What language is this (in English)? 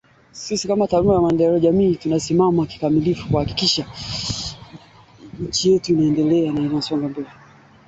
Swahili